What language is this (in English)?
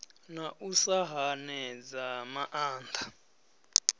Venda